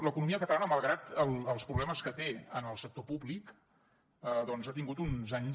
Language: Catalan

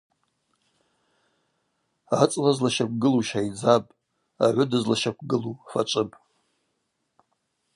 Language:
Abaza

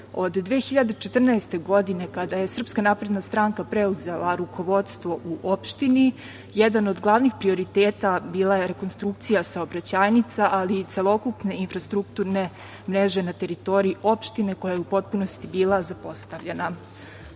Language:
Serbian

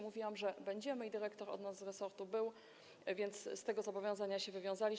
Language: Polish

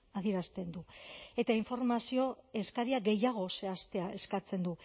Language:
Basque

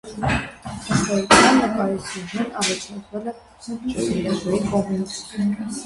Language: Armenian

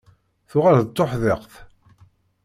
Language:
Kabyle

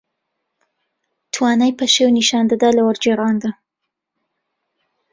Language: Central Kurdish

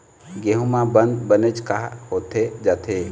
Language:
Chhattisgarhi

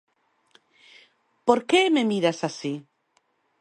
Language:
Galician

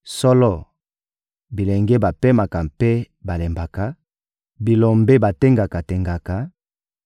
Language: Lingala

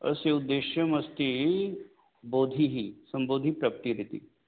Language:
Sanskrit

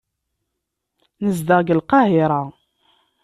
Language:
Kabyle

